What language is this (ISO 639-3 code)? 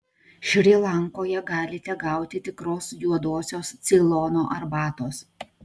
lit